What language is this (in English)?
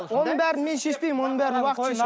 Kazakh